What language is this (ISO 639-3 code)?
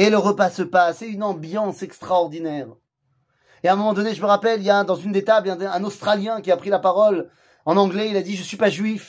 fra